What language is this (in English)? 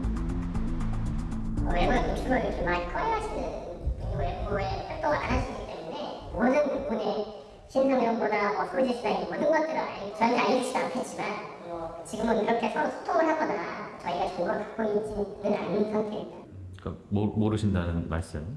Korean